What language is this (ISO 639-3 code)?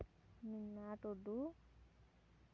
sat